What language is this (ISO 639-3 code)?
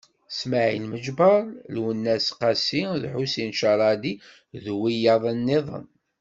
kab